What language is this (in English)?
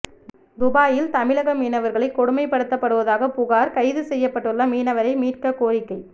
Tamil